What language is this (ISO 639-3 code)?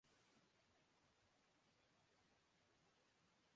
urd